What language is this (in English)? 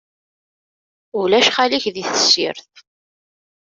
Kabyle